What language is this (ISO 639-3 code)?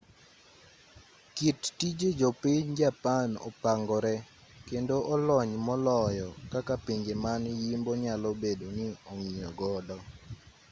luo